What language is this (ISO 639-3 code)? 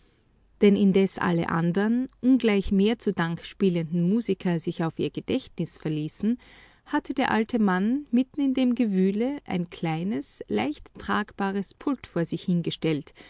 deu